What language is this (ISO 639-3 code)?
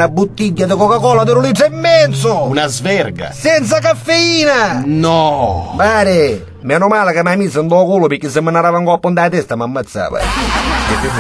ita